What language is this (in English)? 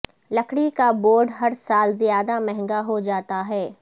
Urdu